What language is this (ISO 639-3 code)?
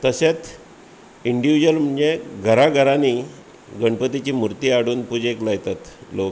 kok